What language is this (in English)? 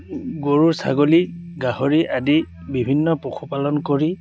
Assamese